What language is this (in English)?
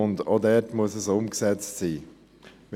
Swiss German